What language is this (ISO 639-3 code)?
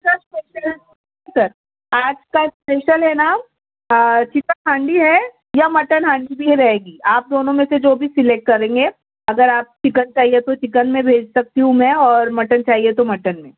urd